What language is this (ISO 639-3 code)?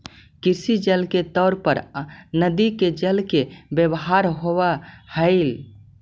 mag